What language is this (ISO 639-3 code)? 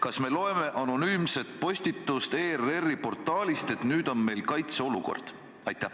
est